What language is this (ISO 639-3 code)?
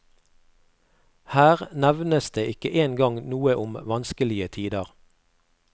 nor